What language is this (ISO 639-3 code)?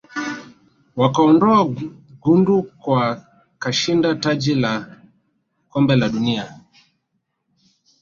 swa